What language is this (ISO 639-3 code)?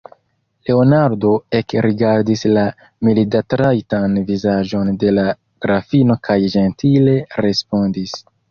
epo